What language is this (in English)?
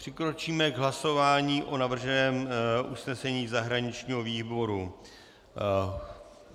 Czech